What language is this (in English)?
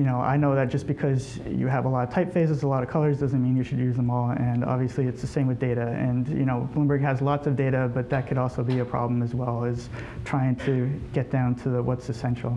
English